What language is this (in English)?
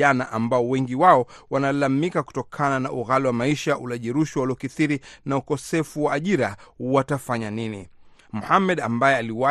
Swahili